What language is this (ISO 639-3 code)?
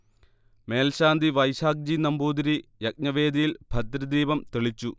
mal